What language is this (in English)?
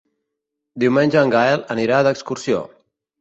Catalan